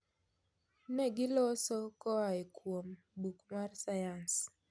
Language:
Luo (Kenya and Tanzania)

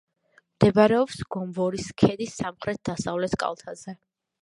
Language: Georgian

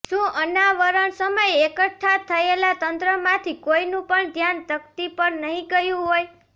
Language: Gujarati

